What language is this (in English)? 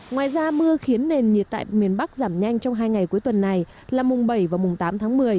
Vietnamese